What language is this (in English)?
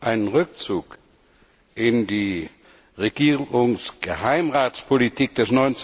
German